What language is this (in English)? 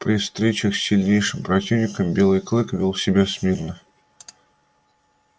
Russian